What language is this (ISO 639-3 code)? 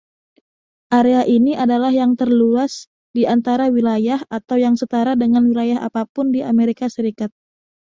ind